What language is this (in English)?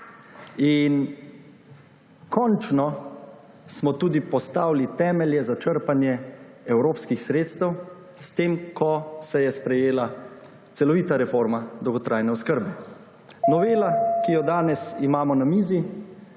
Slovenian